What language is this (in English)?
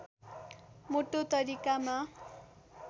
Nepali